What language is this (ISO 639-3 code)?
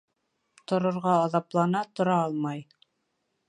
bak